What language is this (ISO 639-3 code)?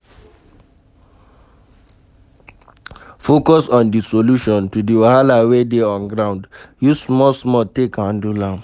pcm